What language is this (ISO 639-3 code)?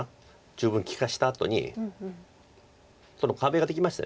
jpn